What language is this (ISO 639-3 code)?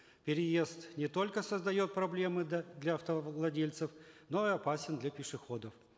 kaz